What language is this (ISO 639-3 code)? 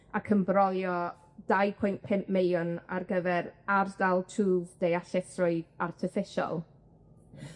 cym